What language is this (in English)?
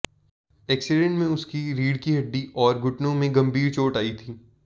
Hindi